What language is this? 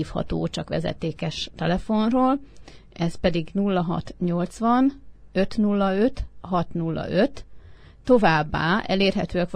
Hungarian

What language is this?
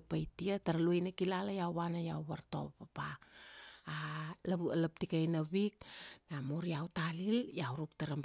Kuanua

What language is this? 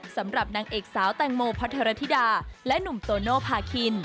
Thai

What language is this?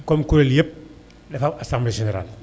Wolof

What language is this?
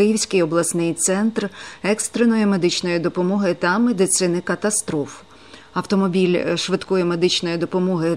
Ukrainian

